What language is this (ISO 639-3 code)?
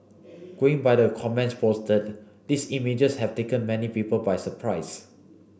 eng